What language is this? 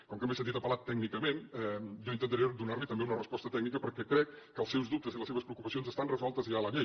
Catalan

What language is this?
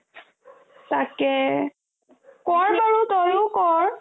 Assamese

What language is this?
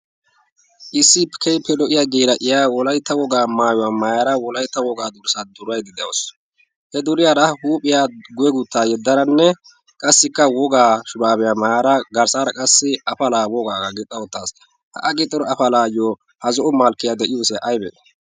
Wolaytta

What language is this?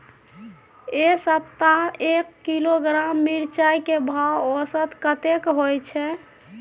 Maithili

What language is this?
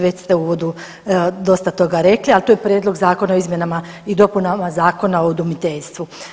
Croatian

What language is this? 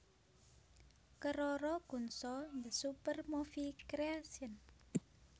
Javanese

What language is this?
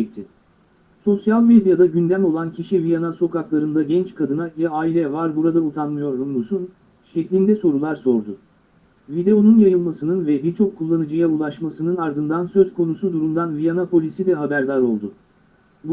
Turkish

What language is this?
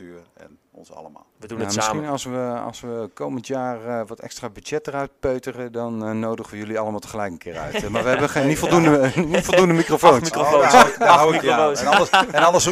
Dutch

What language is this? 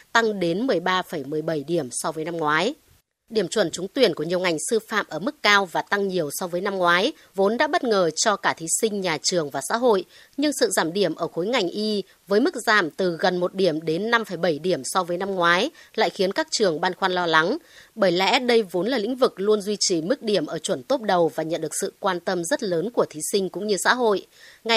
Vietnamese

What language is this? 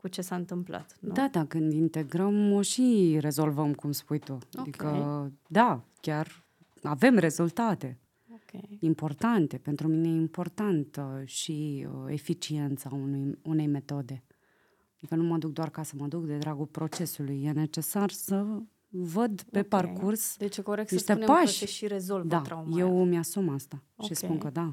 Romanian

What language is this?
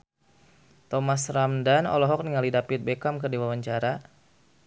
Sundanese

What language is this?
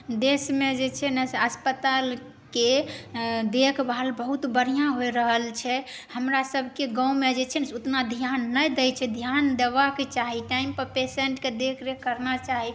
Maithili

